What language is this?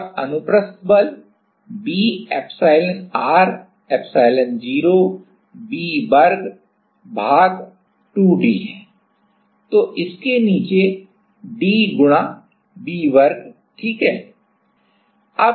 Hindi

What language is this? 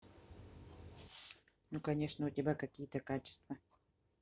Russian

